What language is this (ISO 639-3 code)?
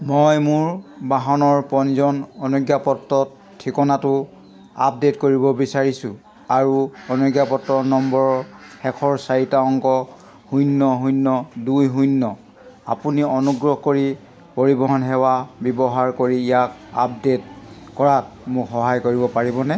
asm